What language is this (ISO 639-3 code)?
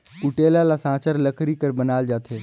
hne